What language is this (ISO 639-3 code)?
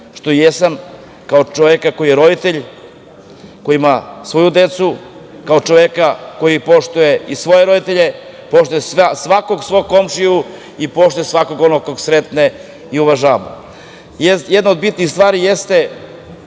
srp